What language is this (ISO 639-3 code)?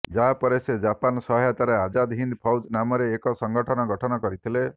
ori